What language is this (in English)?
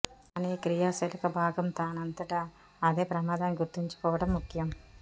Telugu